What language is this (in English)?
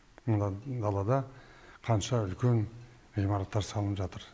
Kazakh